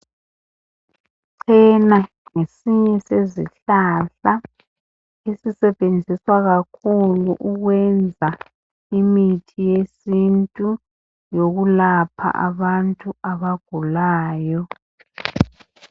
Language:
North Ndebele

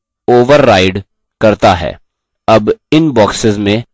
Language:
Hindi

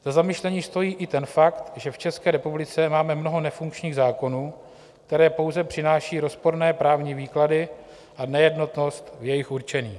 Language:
Czech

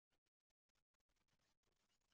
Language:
Uzbek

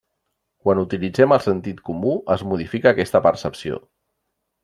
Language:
Catalan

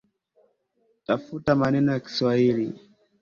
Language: Swahili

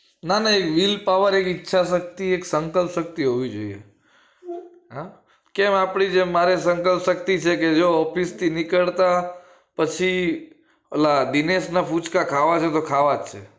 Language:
Gujarati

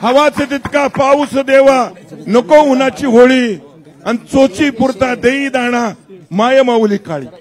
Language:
Turkish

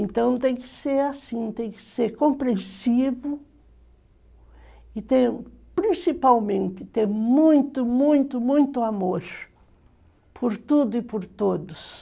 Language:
Portuguese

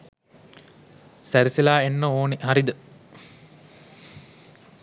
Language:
Sinhala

